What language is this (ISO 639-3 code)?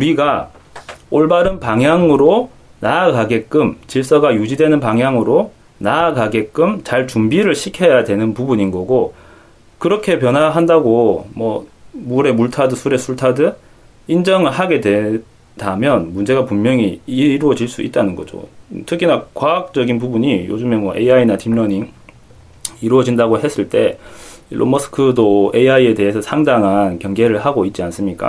kor